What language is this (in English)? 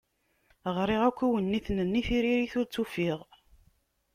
Kabyle